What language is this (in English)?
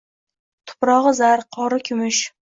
Uzbek